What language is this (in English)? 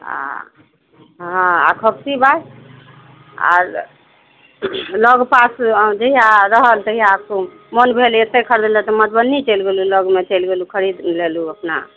Maithili